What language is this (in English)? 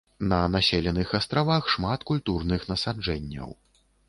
Belarusian